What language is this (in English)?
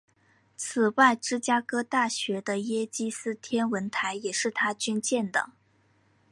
Chinese